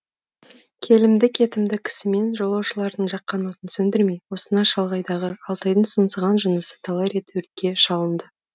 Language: Kazakh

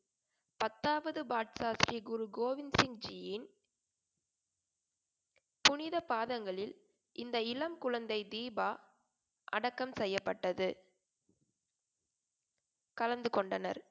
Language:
Tamil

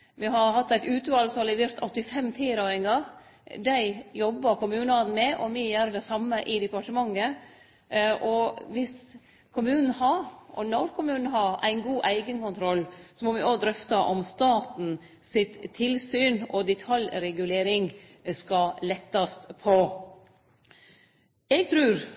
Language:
Norwegian Nynorsk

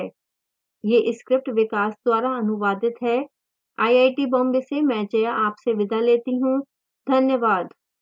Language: Hindi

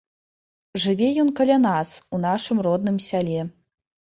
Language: Belarusian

